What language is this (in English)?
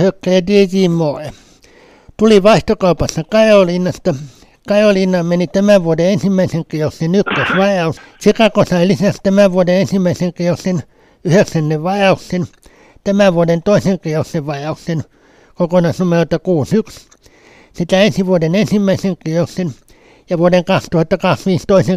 Finnish